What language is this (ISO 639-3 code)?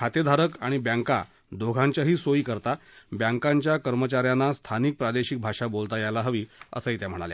mar